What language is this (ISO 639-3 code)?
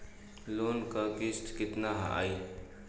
bho